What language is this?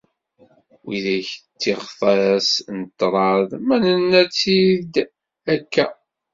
Kabyle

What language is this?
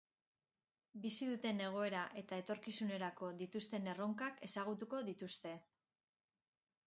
Basque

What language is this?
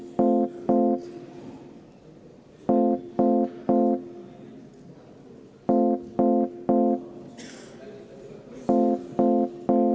Estonian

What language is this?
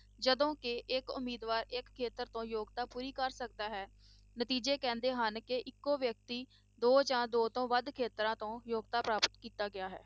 Punjabi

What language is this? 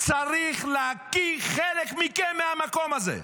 Hebrew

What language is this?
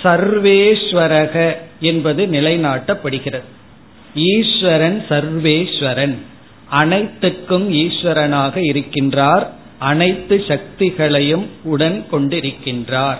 Tamil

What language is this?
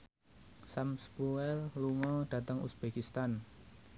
Javanese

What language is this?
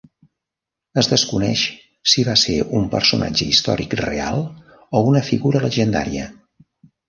Catalan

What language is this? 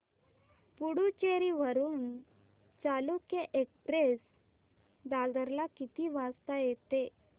Marathi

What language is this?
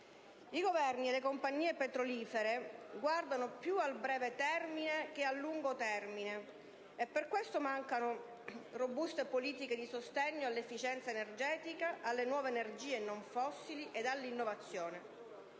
Italian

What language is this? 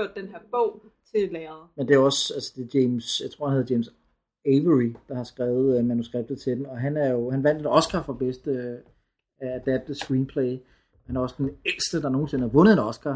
Danish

